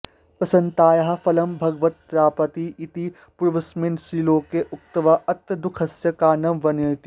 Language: Sanskrit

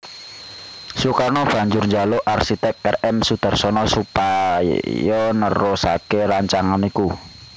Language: Javanese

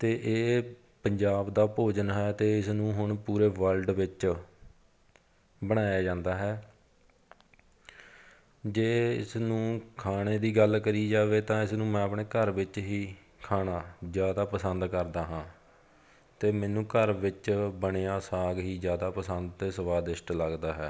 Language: Punjabi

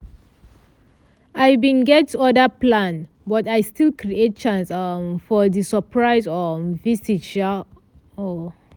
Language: Nigerian Pidgin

